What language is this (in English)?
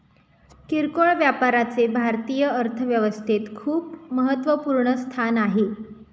Marathi